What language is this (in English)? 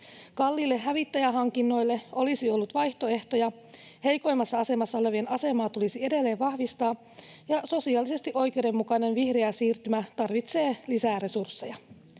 Finnish